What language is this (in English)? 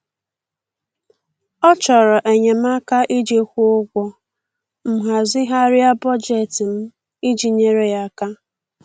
Igbo